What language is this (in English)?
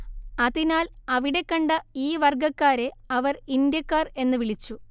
Malayalam